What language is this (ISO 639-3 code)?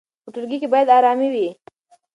pus